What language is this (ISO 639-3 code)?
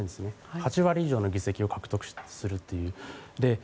jpn